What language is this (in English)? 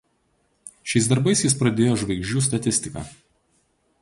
Lithuanian